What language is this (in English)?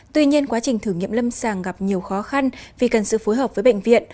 Vietnamese